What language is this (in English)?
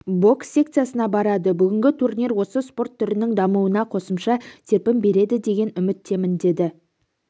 Kazakh